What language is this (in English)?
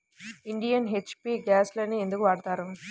Telugu